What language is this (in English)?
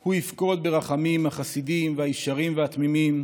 Hebrew